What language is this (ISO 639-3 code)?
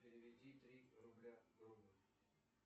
rus